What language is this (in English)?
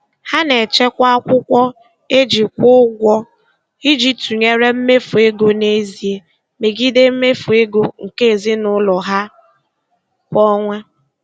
Igbo